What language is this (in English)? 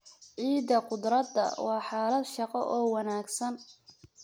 Somali